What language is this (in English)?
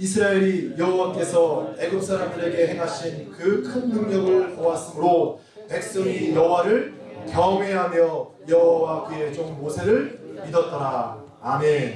Korean